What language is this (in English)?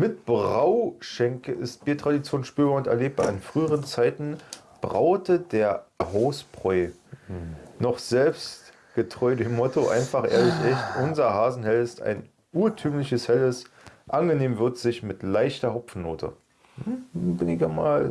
German